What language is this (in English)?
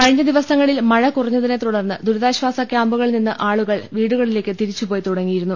Malayalam